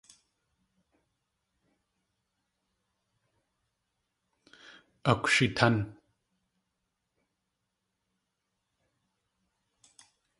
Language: Tlingit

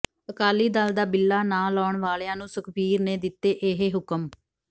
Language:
Punjabi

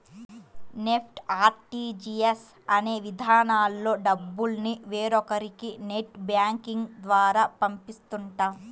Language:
Telugu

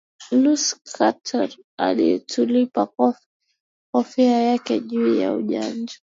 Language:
Swahili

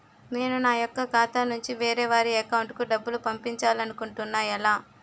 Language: Telugu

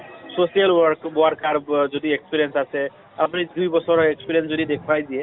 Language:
Assamese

